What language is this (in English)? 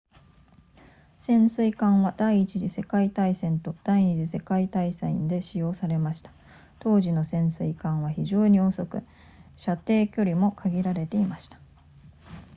Japanese